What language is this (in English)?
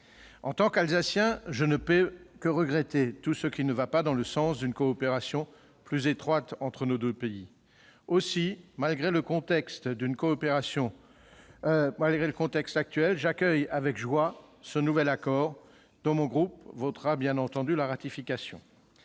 French